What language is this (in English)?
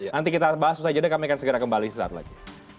Indonesian